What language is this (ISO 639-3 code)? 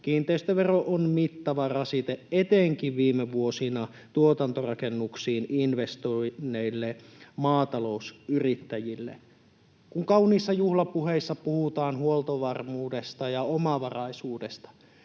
fin